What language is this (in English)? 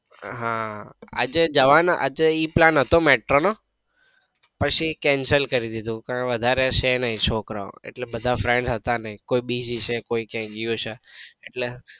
Gujarati